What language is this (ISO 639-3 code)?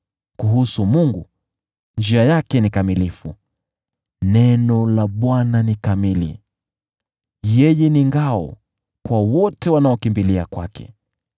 swa